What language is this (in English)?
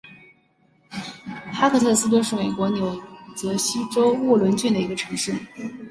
Chinese